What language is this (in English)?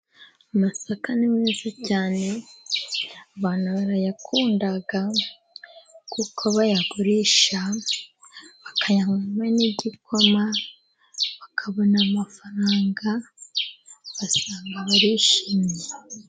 Kinyarwanda